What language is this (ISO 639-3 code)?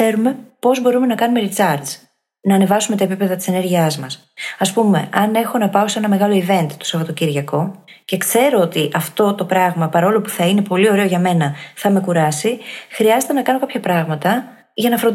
ell